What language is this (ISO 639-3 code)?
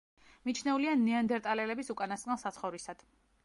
kat